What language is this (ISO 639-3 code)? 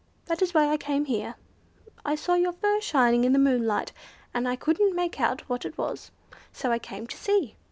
eng